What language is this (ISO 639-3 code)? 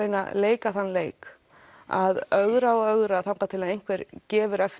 isl